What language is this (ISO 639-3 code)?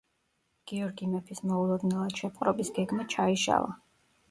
kat